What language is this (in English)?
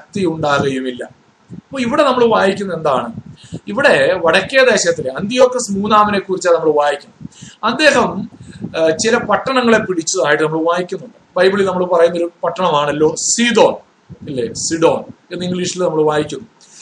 Malayalam